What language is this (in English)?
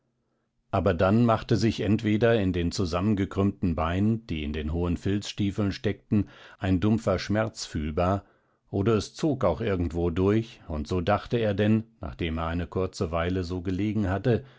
German